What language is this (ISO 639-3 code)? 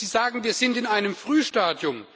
deu